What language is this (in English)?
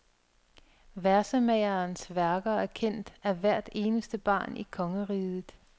Danish